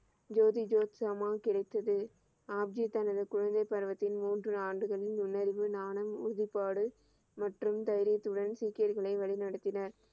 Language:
Tamil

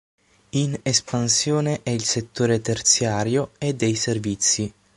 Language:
Italian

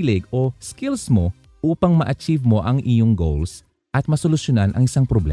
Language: Filipino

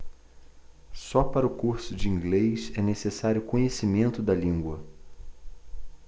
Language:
Portuguese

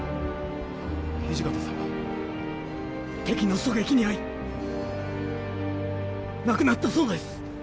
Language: Japanese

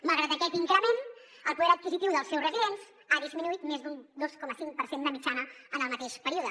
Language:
Catalan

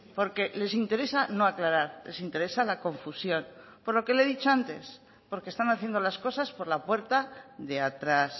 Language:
Spanish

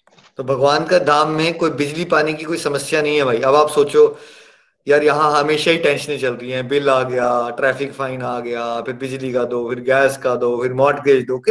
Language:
Hindi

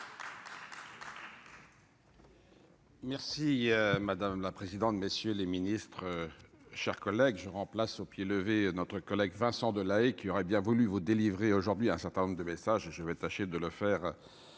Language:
French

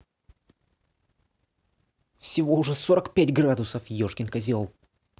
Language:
Russian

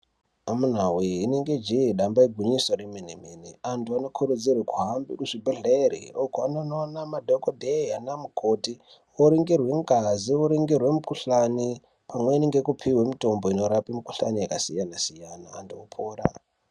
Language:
Ndau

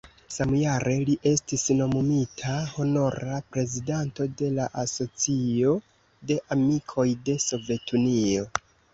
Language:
Esperanto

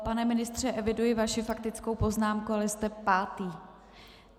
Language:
Czech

